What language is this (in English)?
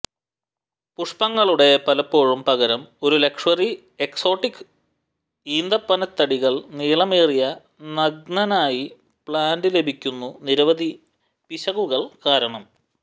Malayalam